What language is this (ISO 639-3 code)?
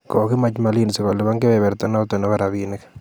kln